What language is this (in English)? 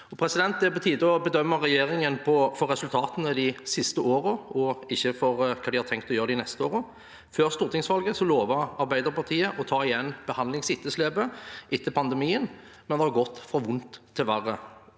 Norwegian